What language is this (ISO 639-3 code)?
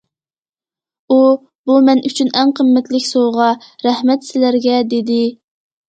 uig